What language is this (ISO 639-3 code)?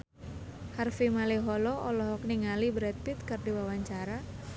sun